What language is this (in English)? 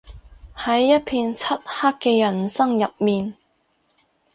Cantonese